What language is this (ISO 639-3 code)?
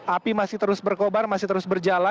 ind